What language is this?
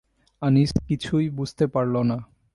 Bangla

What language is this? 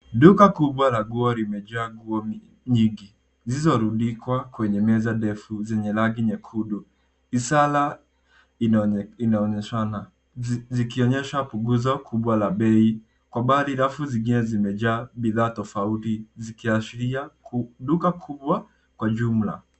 Swahili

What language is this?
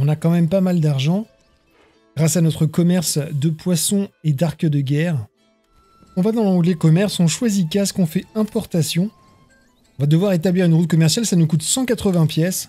French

